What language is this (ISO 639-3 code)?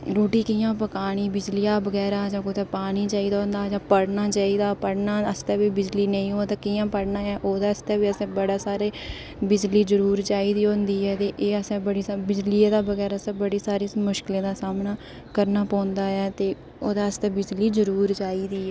doi